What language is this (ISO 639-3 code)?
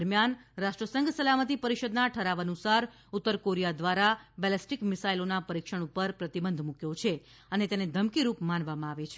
guj